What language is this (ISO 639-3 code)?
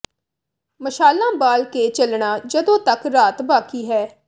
pan